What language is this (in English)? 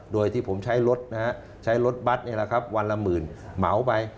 Thai